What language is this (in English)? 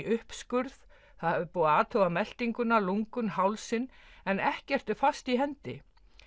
Icelandic